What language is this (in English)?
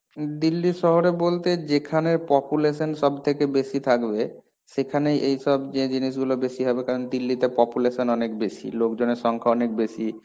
Bangla